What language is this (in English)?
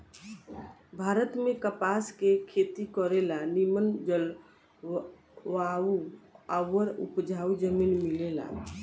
Bhojpuri